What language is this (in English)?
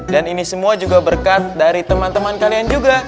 Indonesian